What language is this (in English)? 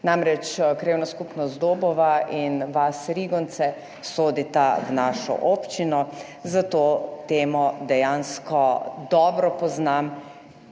Slovenian